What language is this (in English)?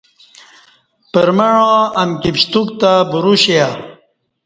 Kati